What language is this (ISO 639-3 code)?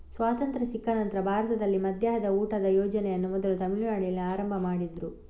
kan